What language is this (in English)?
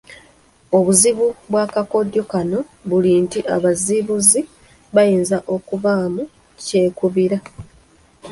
Ganda